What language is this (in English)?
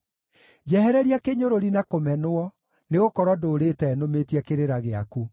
Kikuyu